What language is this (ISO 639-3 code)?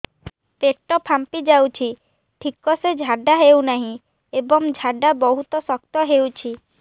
ori